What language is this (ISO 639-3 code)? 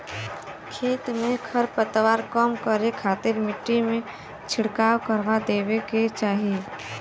bho